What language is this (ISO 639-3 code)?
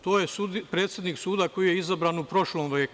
srp